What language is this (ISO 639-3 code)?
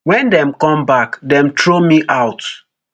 pcm